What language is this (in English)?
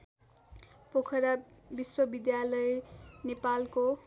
Nepali